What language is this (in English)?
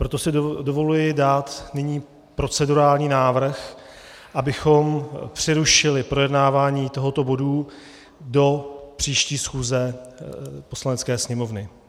Czech